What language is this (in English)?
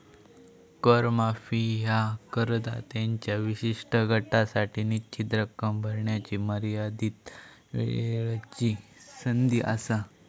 Marathi